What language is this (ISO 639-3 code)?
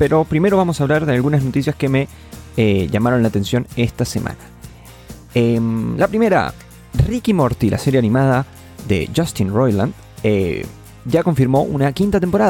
spa